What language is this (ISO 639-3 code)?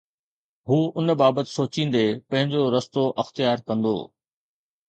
snd